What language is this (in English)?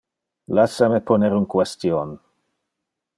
Interlingua